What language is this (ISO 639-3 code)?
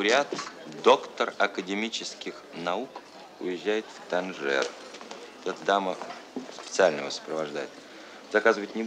rus